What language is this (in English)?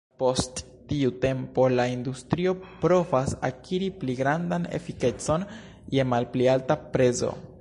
Esperanto